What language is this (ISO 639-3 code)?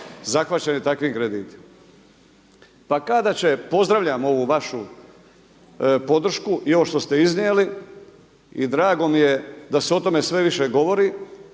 hrv